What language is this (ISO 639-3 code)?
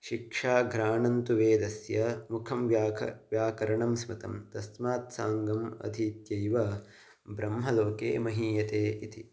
san